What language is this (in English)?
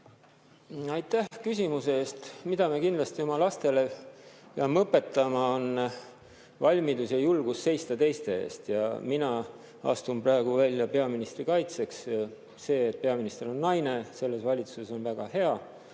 Estonian